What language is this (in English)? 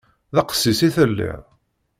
Kabyle